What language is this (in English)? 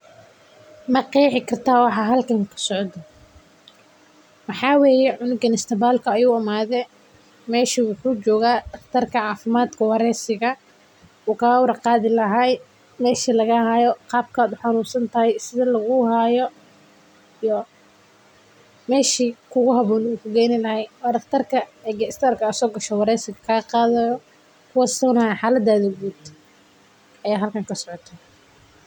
Somali